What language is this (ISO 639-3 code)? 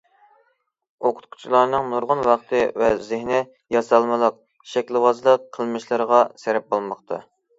uig